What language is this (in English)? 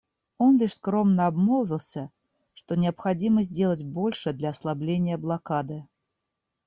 Russian